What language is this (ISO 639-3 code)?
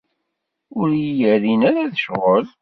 kab